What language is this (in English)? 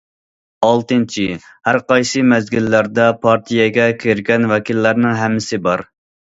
Uyghur